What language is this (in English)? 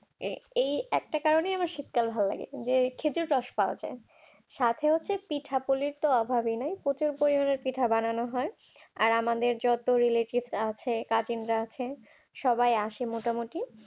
Bangla